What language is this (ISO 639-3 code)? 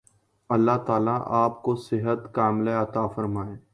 urd